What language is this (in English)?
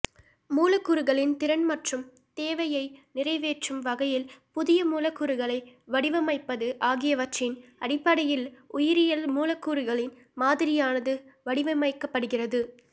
Tamil